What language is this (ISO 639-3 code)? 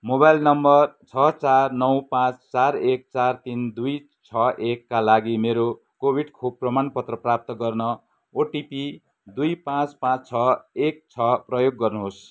nep